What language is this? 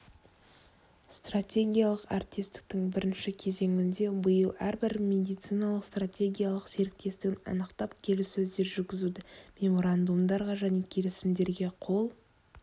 Kazakh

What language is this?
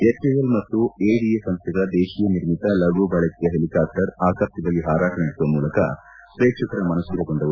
Kannada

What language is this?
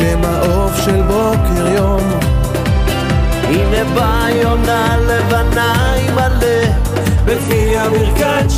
Hebrew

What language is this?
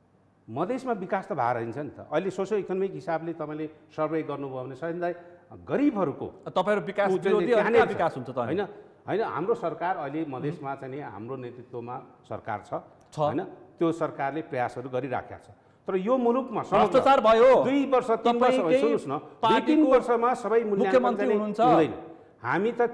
Indonesian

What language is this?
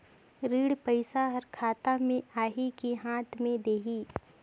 Chhattisgarhi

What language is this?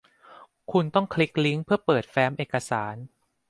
Thai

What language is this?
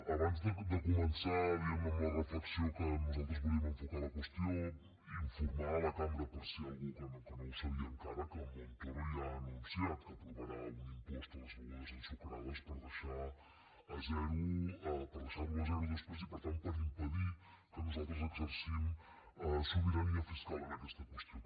Catalan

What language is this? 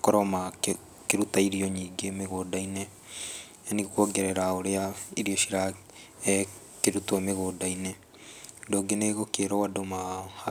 Kikuyu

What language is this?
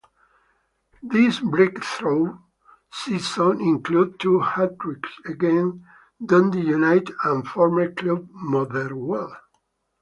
English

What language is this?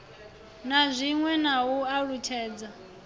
Venda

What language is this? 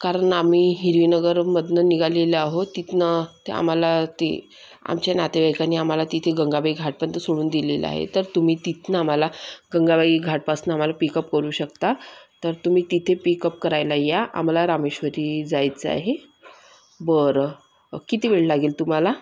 Marathi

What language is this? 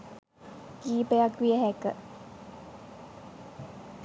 Sinhala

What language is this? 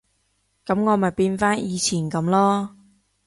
Cantonese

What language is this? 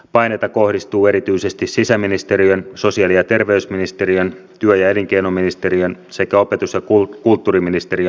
Finnish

